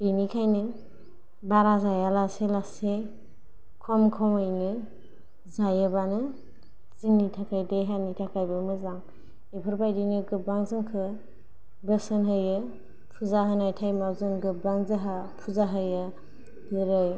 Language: Bodo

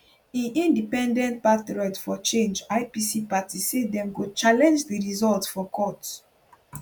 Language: Nigerian Pidgin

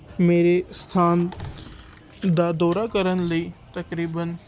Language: Punjabi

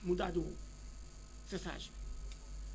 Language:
Wolof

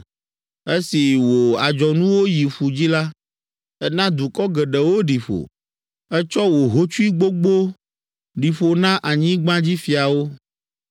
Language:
Ewe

